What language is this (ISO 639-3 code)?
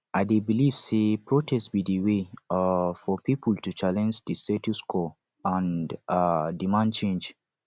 pcm